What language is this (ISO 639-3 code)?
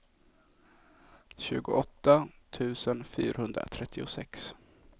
swe